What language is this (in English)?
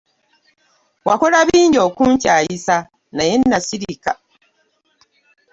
Ganda